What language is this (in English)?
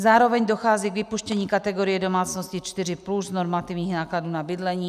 Czech